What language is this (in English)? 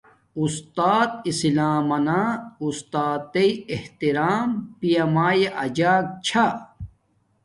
Domaaki